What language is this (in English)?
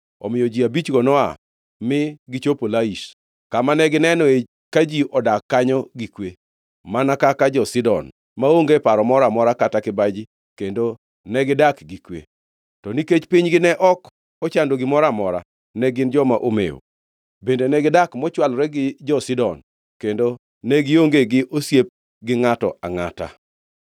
Luo (Kenya and Tanzania)